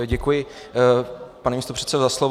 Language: Czech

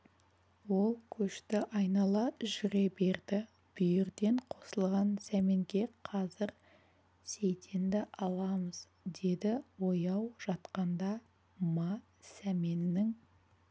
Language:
Kazakh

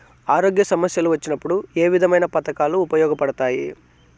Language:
Telugu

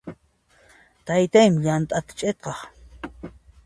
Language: Puno Quechua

